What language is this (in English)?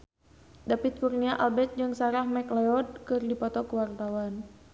Sundanese